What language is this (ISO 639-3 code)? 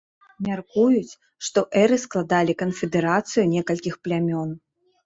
bel